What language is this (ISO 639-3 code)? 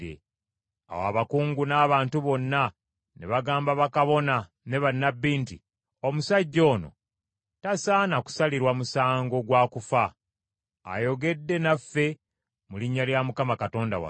lug